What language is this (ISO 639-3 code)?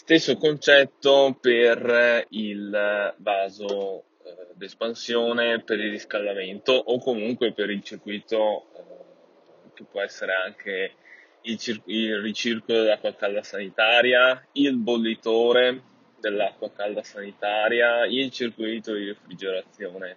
ita